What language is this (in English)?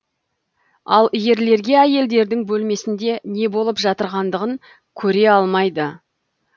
Kazakh